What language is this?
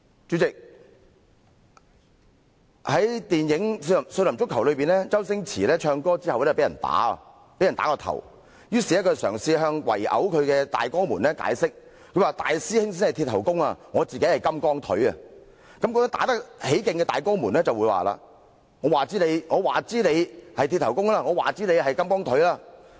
Cantonese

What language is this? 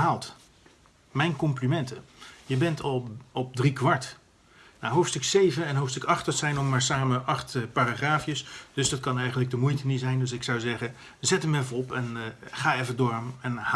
Dutch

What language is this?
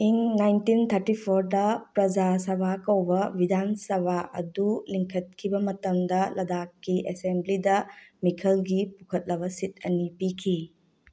Manipuri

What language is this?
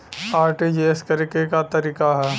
Bhojpuri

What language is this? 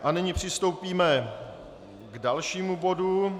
Czech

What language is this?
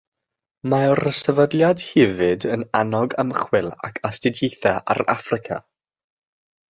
Welsh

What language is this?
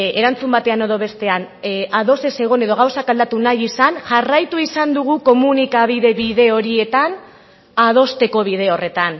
Basque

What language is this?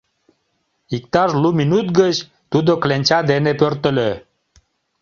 Mari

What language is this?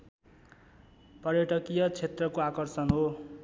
Nepali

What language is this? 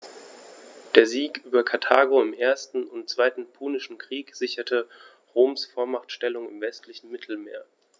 German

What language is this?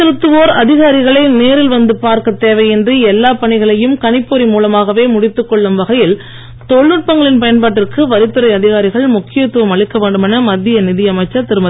Tamil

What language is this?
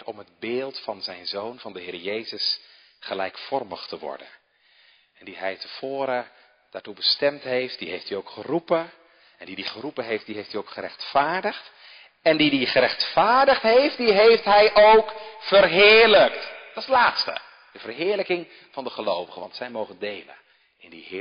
Dutch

